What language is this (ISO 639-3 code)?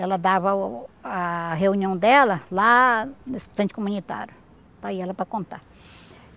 por